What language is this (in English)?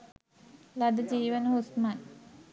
Sinhala